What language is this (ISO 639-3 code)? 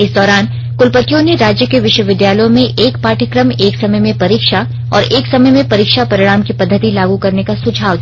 hin